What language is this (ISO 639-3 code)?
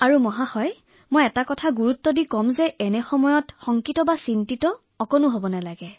asm